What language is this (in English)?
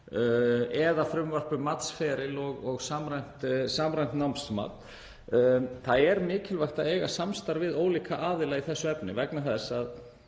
Icelandic